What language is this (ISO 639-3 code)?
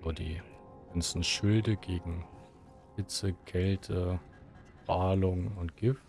deu